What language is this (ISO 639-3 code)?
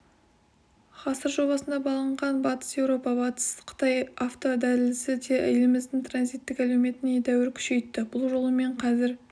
kaz